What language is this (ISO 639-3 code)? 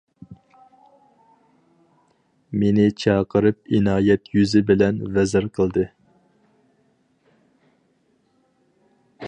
uig